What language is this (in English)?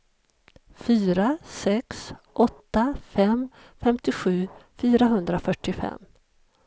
Swedish